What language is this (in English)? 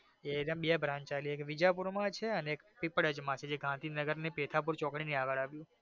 Gujarati